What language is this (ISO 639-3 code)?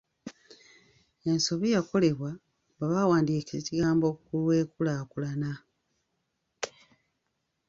lug